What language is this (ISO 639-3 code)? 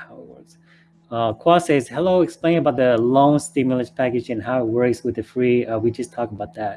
eng